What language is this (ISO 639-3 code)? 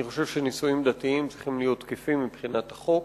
heb